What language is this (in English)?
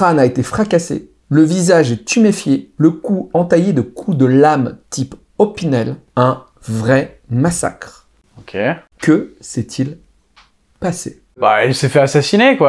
French